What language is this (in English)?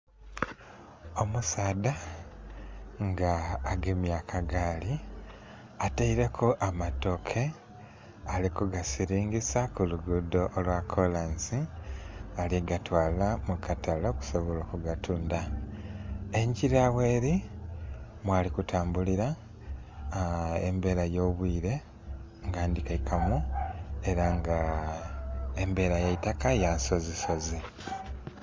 Soga